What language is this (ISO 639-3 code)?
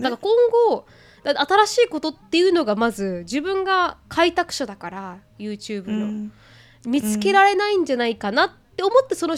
jpn